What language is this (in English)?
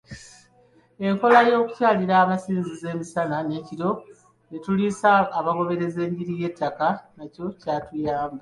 Ganda